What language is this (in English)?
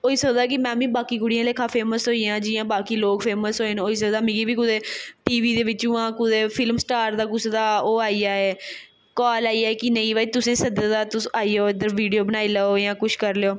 Dogri